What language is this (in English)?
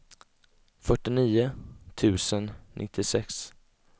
Swedish